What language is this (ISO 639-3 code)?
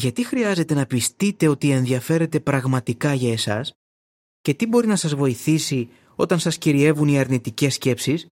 ell